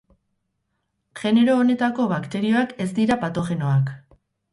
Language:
Basque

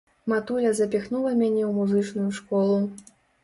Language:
Belarusian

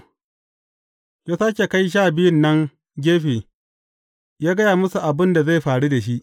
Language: Hausa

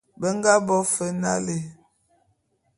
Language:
Bulu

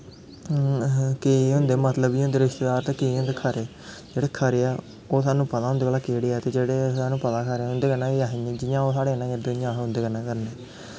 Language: Dogri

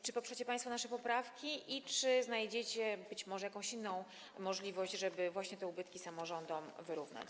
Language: Polish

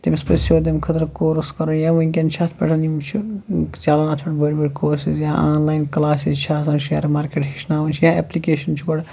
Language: Kashmiri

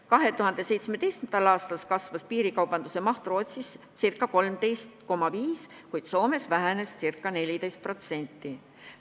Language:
Estonian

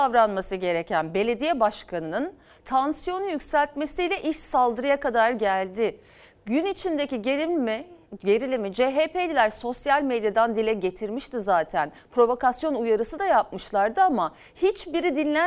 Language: Turkish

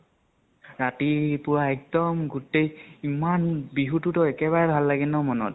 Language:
Assamese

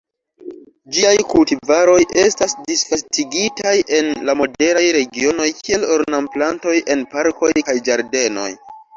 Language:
Esperanto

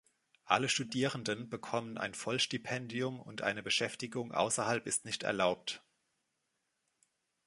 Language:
German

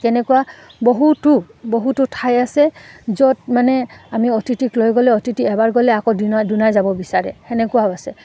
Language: Assamese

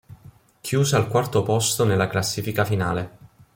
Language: Italian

